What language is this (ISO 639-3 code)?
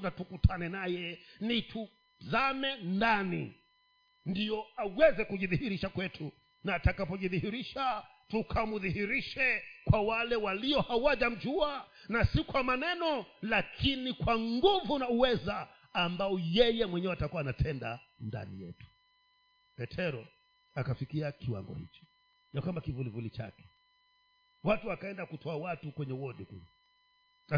swa